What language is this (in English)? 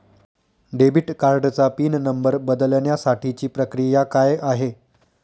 Marathi